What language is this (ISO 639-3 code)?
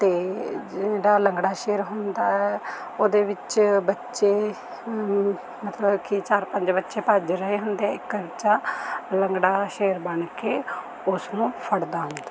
pan